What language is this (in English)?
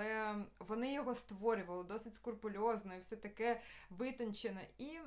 Ukrainian